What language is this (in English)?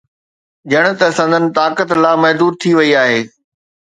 Sindhi